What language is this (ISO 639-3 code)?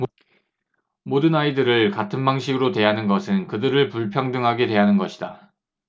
kor